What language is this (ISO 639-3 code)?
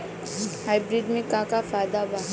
bho